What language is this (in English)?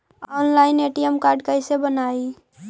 Magahi